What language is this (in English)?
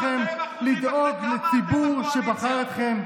Hebrew